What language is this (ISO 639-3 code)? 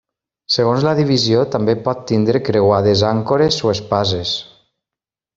cat